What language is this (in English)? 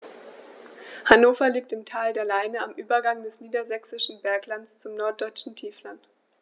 German